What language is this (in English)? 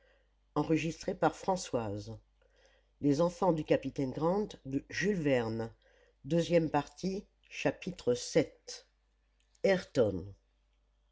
French